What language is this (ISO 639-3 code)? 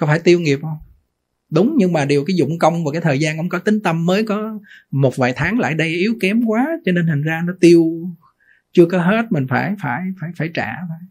vie